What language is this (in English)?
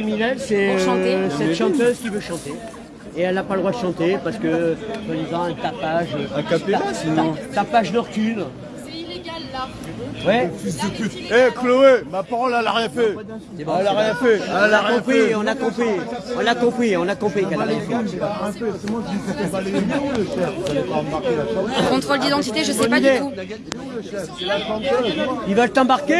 French